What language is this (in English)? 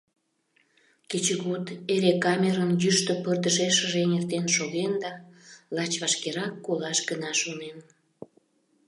Mari